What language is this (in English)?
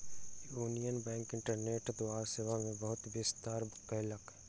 Maithili